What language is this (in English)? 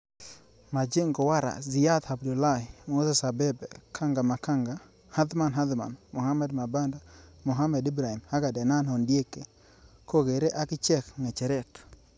Kalenjin